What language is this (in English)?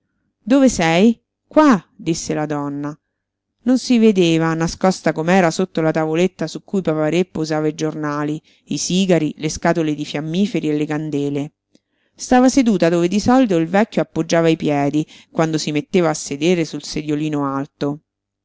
Italian